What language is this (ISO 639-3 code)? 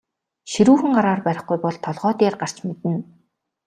mon